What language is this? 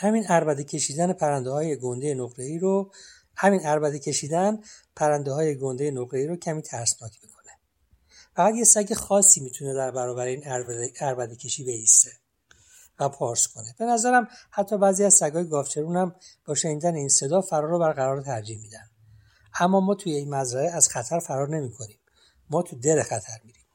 Persian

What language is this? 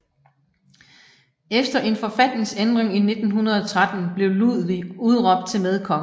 Danish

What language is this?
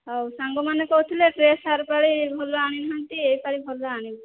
Odia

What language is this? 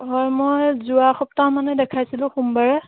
Assamese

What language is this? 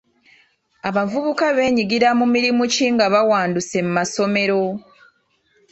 Ganda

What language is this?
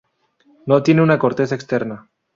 Spanish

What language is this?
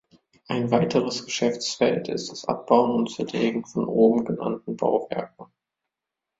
German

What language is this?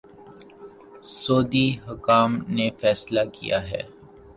Urdu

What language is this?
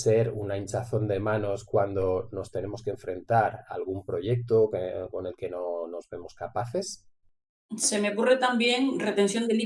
Spanish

